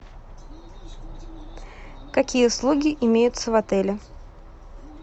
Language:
Russian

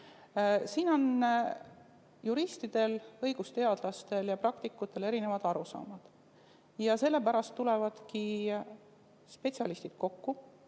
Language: Estonian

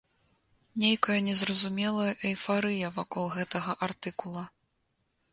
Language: Belarusian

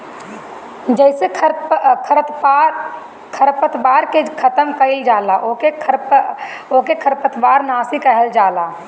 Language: Bhojpuri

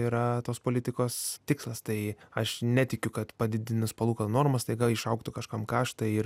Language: Lithuanian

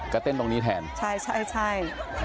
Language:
Thai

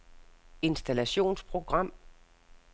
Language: Danish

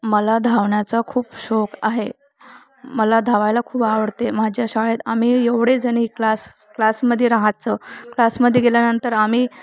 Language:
Marathi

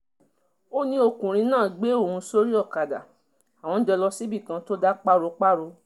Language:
Yoruba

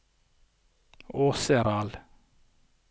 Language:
Norwegian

